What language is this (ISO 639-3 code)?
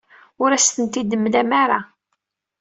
kab